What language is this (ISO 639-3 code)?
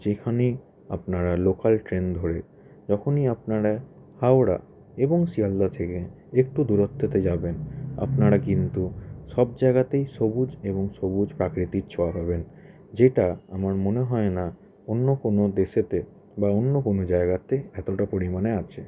ben